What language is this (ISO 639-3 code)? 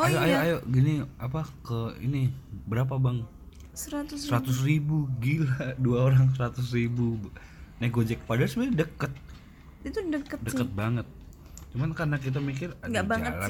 ind